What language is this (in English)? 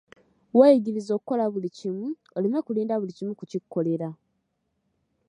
Ganda